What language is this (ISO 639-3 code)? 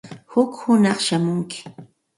qxt